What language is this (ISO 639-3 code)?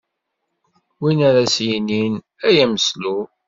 kab